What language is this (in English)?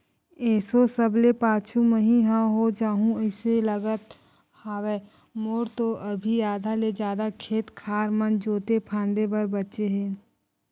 Chhattisgarhi